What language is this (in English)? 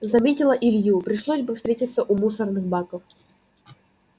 Russian